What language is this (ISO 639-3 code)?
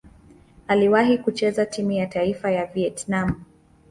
swa